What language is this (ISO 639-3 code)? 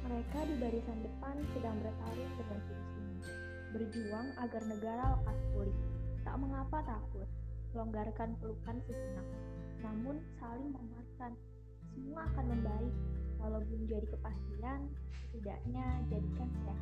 ind